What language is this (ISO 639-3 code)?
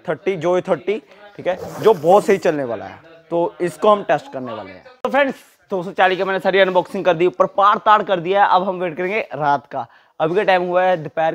hin